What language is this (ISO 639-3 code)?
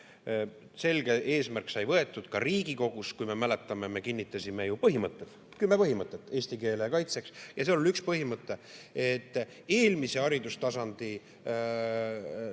est